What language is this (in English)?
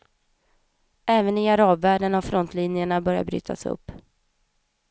Swedish